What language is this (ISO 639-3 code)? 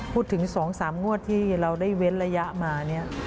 tha